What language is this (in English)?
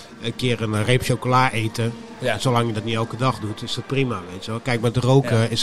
Dutch